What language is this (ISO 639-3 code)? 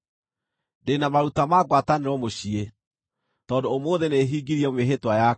kik